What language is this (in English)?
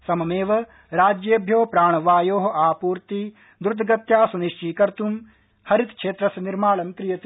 Sanskrit